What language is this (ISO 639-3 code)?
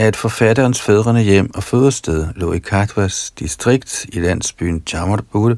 dan